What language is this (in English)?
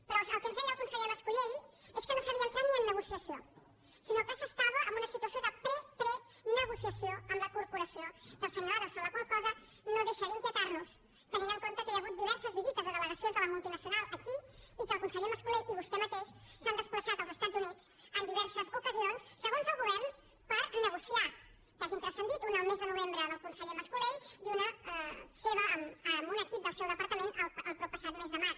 Catalan